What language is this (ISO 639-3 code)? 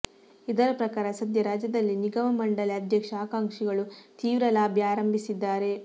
kan